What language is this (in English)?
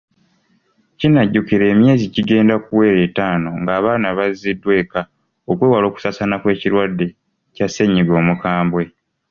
Ganda